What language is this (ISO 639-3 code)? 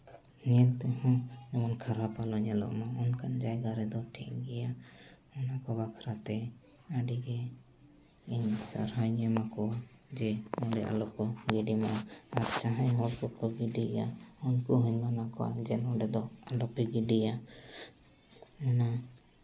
sat